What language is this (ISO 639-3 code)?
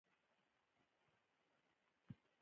pus